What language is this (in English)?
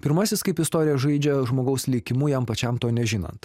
Lithuanian